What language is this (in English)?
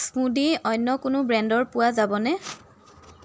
Assamese